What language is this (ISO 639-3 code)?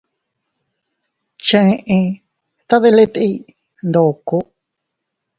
cut